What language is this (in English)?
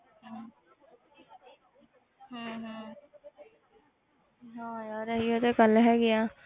Punjabi